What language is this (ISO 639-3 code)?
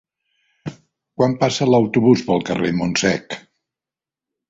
cat